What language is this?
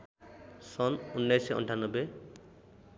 Nepali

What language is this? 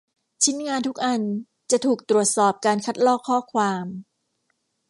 Thai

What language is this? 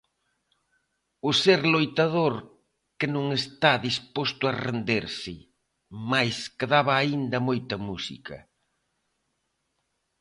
Galician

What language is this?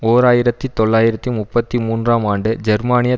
Tamil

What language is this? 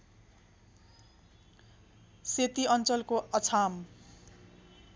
Nepali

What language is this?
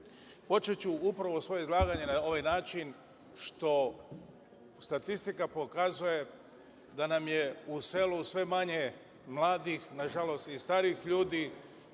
Serbian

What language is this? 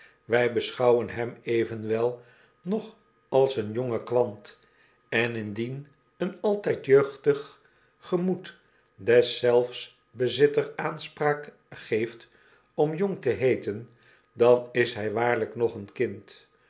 Dutch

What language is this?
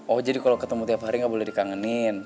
Indonesian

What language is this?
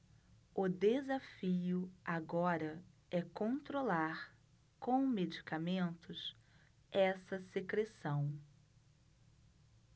Portuguese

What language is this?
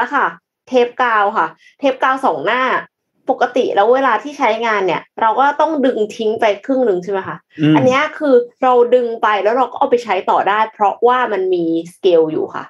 Thai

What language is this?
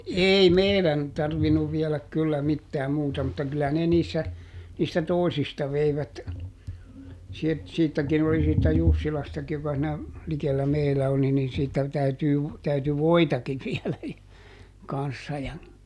Finnish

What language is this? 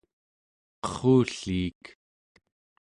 Central Yupik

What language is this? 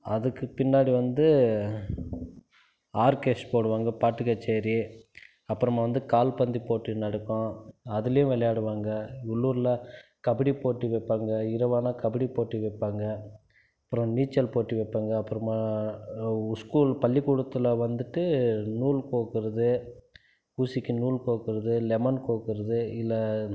Tamil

